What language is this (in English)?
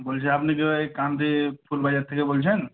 Bangla